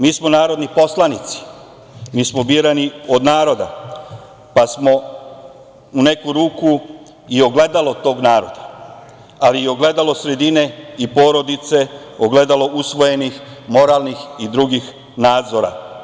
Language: Serbian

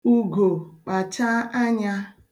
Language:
Igbo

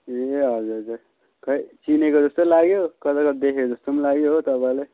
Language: Nepali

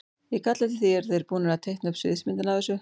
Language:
Icelandic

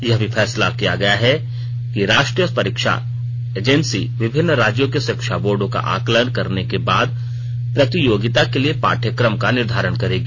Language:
Hindi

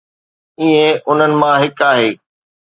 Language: Sindhi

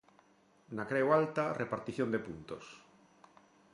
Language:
Galician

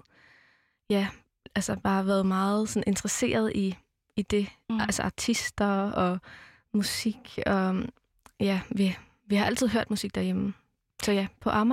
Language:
Danish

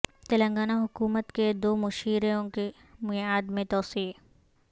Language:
Urdu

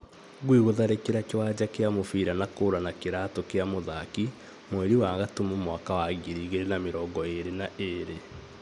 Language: Kikuyu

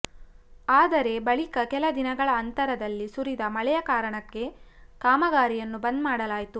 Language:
Kannada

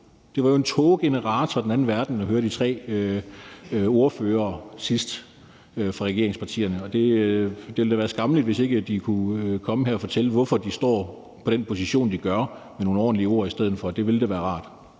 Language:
Danish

